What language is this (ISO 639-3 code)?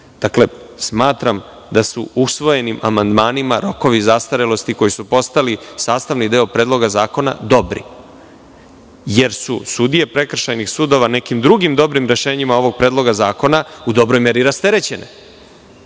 srp